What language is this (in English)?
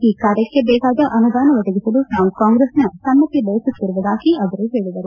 Kannada